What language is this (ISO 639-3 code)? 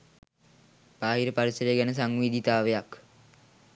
sin